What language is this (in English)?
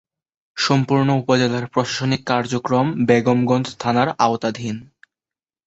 Bangla